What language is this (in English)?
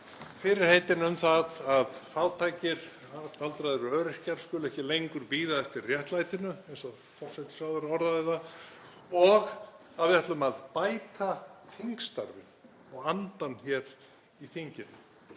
Icelandic